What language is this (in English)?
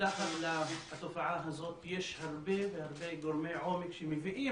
Hebrew